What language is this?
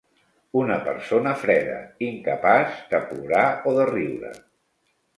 Catalan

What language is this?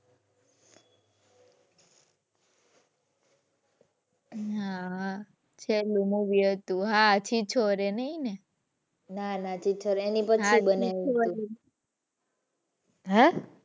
Gujarati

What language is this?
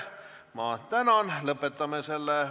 Estonian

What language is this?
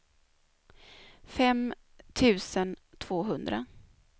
Swedish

